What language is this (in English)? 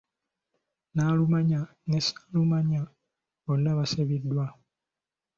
Ganda